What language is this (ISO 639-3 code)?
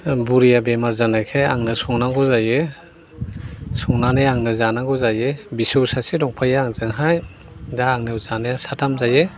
brx